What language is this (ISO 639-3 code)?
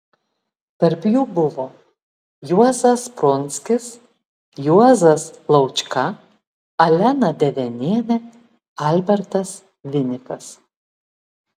lit